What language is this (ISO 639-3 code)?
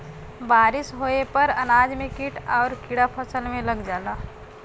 bho